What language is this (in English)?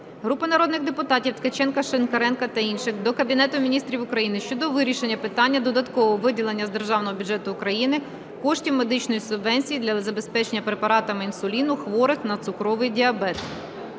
Ukrainian